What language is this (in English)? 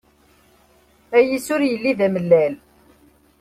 Kabyle